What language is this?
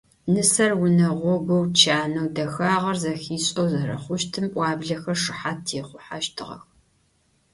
Adyghe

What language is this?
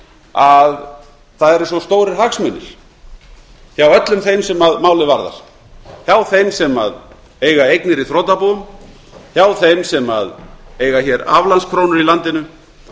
Icelandic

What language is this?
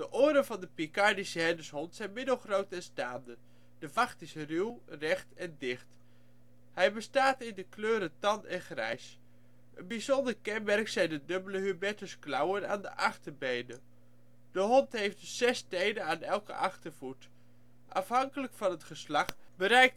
Dutch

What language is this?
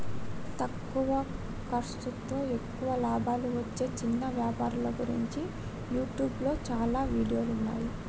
Telugu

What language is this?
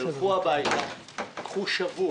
Hebrew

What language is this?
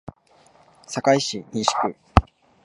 Japanese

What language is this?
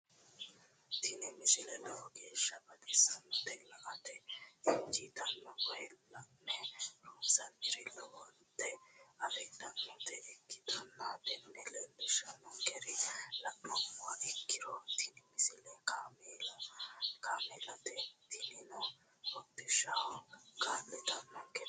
Sidamo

